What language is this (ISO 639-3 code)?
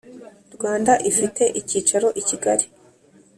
kin